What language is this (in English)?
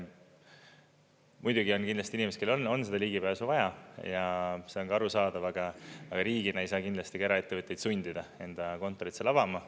Estonian